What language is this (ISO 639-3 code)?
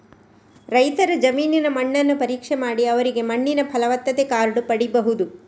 kan